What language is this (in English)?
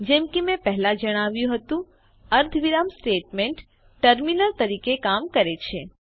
Gujarati